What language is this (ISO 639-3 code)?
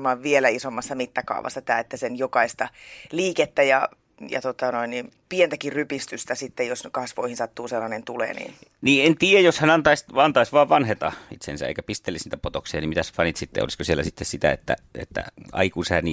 fin